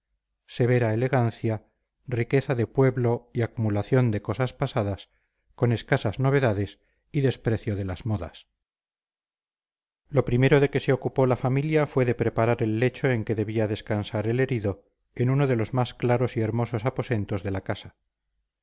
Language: Spanish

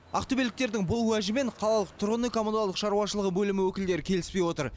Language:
Kazakh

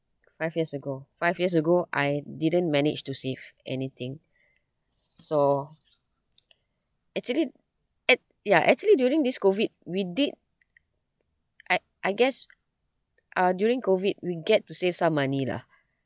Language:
English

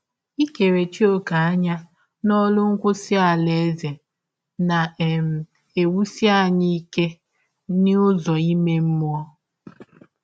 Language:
Igbo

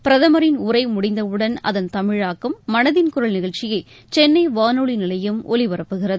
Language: Tamil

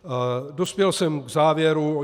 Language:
Czech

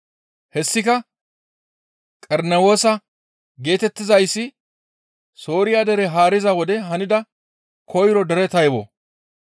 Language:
Gamo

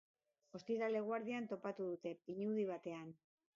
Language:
Basque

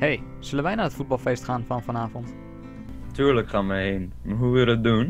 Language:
Dutch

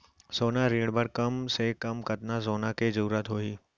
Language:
Chhattisgarhi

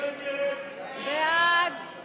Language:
Hebrew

